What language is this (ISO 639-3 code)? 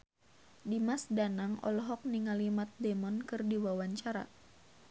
sun